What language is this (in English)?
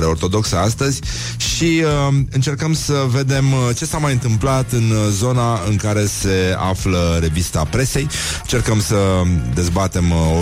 Romanian